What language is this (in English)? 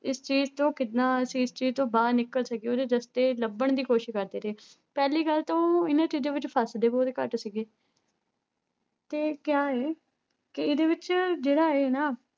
Punjabi